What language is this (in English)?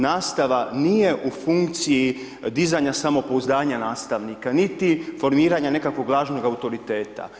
Croatian